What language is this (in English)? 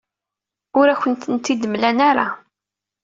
Kabyle